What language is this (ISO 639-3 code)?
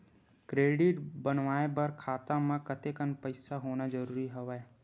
hne